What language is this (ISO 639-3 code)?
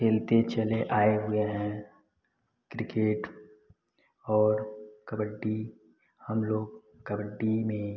hin